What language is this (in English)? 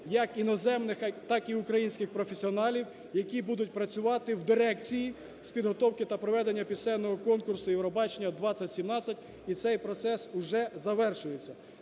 Ukrainian